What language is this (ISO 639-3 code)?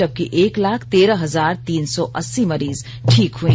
hin